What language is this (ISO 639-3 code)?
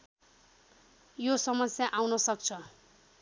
nep